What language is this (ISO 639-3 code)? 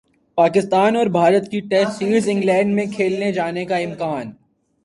urd